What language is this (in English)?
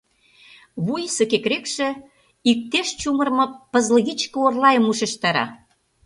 Mari